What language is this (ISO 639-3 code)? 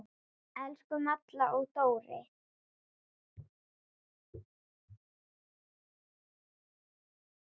isl